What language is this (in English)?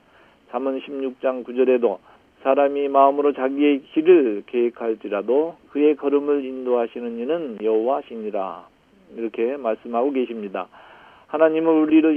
Korean